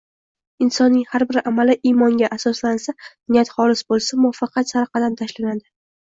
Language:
Uzbek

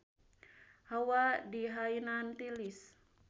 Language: Sundanese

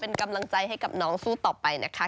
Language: Thai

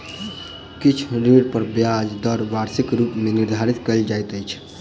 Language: Maithili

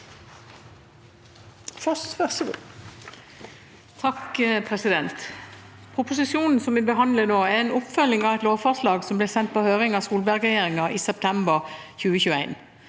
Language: Norwegian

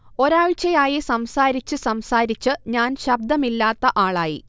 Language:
Malayalam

